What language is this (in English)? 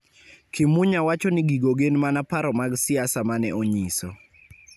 Luo (Kenya and Tanzania)